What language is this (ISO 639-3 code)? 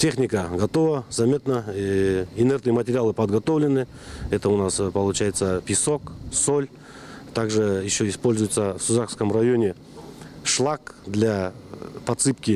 rus